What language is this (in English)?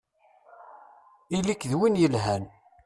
Kabyle